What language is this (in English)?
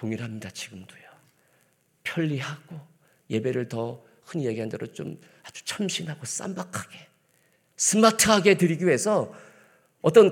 Korean